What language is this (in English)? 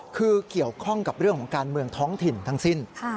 Thai